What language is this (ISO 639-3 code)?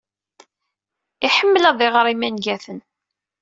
kab